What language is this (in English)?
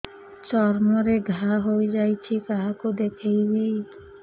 Odia